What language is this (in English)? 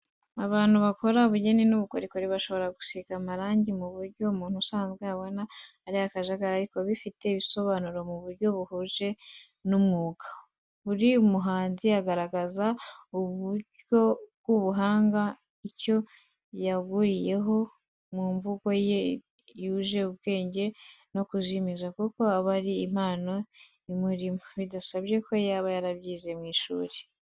Kinyarwanda